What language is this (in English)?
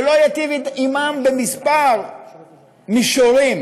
Hebrew